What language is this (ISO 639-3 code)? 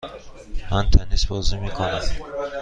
fas